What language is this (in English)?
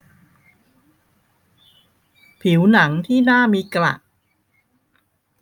Thai